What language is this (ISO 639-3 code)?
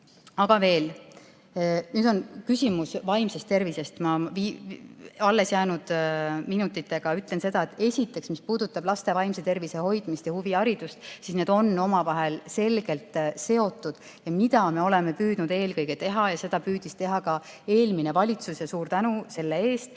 est